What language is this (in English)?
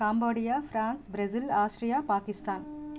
Telugu